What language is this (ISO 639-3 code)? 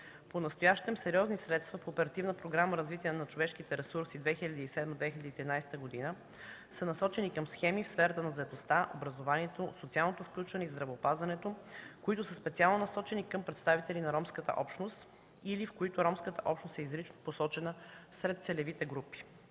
bul